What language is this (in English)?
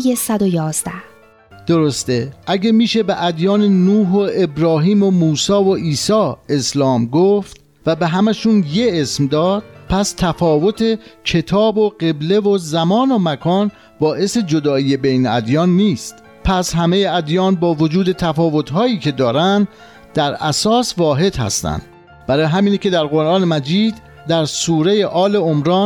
Persian